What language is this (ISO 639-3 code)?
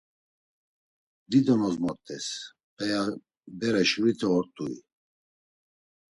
lzz